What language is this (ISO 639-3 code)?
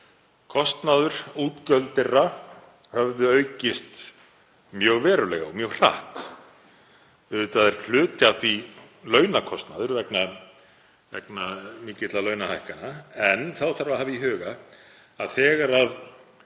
isl